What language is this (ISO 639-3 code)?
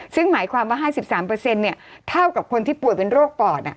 tha